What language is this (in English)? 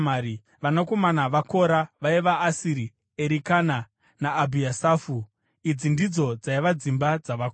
Shona